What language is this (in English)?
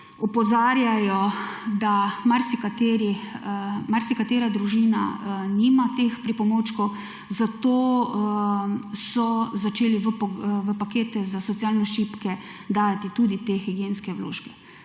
Slovenian